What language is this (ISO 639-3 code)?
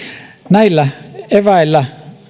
fin